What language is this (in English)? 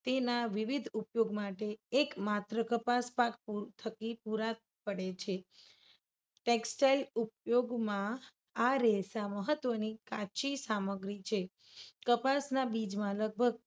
Gujarati